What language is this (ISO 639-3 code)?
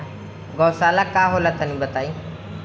bho